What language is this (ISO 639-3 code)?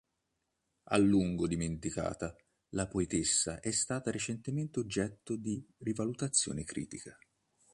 ita